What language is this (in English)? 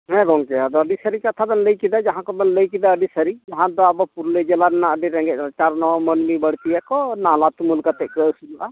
Santali